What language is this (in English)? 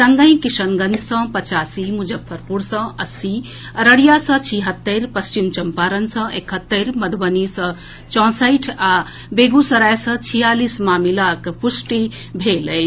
Maithili